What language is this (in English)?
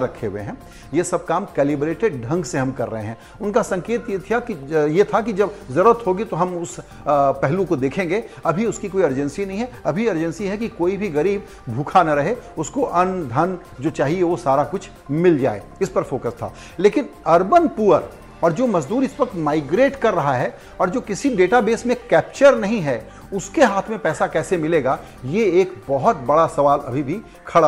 Hindi